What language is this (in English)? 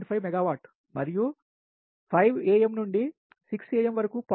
Telugu